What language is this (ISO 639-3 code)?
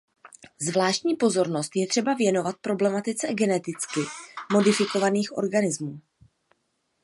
ces